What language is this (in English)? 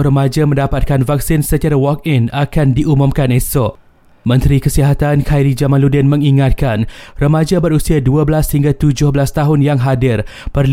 Malay